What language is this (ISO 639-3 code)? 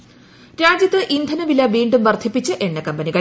mal